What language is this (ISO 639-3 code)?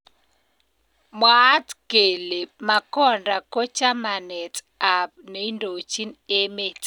kln